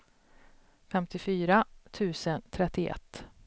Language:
Swedish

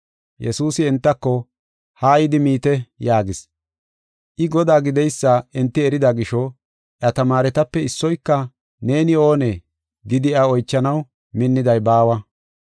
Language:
Gofa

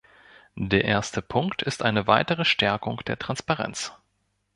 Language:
German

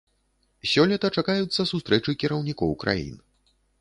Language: Belarusian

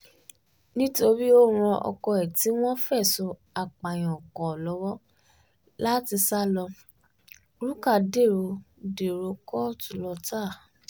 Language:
Yoruba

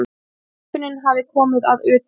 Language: Icelandic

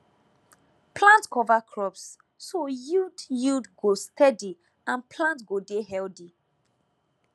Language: Nigerian Pidgin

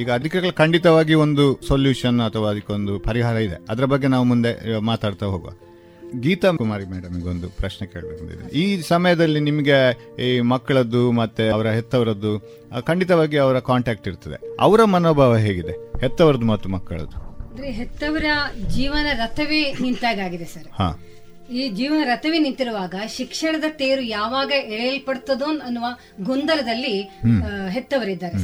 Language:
Kannada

